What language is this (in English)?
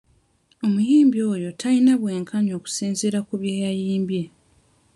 Ganda